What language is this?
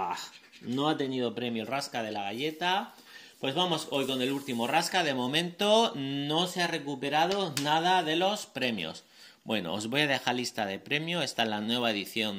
Spanish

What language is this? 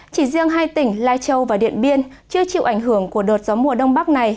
Vietnamese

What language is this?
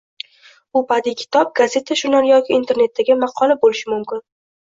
Uzbek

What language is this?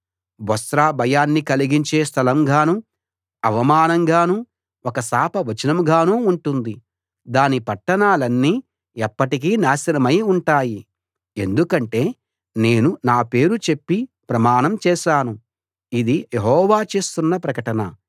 Telugu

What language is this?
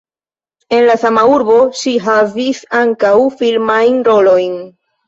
Esperanto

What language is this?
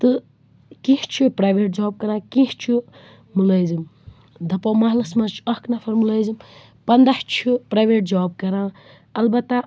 Kashmiri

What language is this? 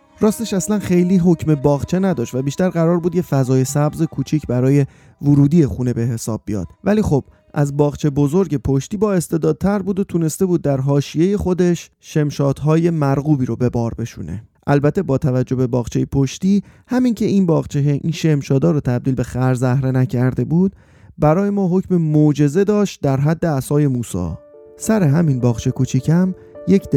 Persian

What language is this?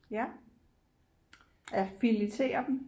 Danish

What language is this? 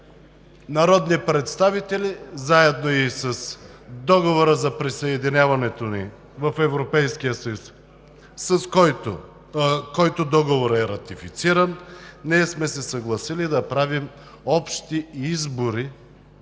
Bulgarian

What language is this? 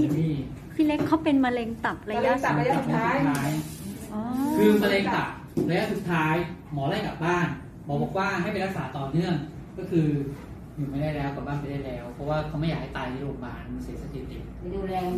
Thai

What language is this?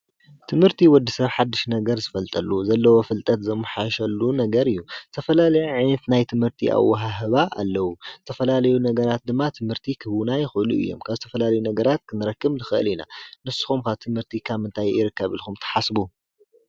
Tigrinya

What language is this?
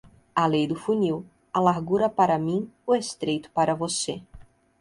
Portuguese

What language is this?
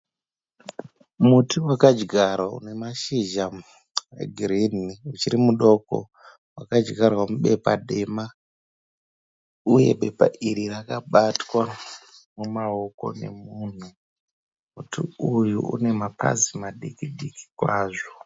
Shona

